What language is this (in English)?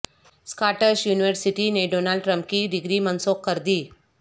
Urdu